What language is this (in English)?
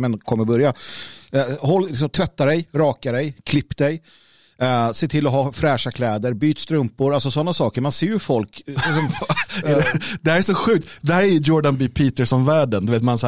Swedish